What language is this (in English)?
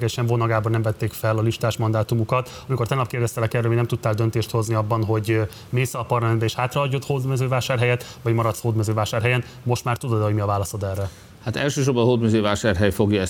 Hungarian